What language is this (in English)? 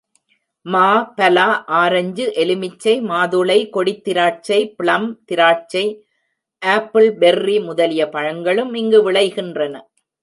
Tamil